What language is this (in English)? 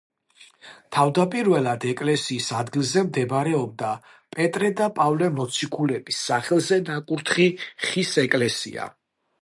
Georgian